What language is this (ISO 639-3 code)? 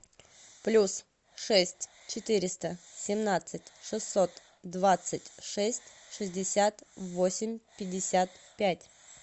rus